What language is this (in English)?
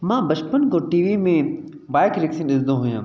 Sindhi